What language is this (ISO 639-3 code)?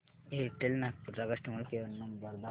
mar